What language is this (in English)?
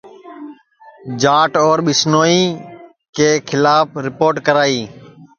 Sansi